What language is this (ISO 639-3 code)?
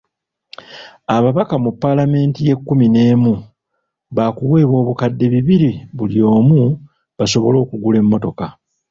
lug